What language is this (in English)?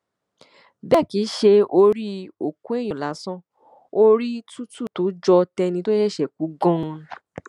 Yoruba